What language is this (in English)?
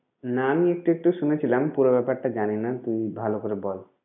Bangla